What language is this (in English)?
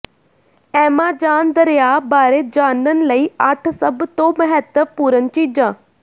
Punjabi